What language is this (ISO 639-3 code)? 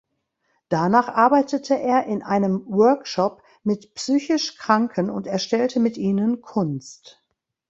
deu